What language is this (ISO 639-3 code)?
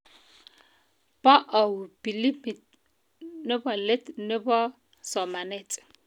kln